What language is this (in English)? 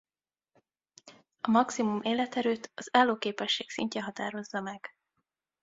Hungarian